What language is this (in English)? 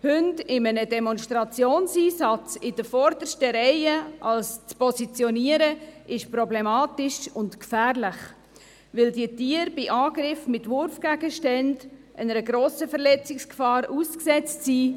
Swiss German